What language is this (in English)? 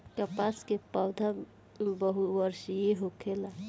Bhojpuri